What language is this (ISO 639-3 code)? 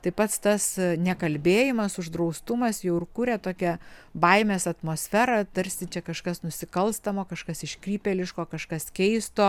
lit